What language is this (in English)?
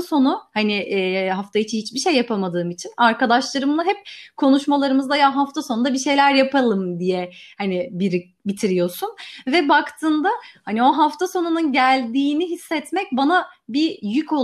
Turkish